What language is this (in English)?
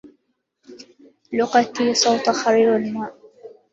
Arabic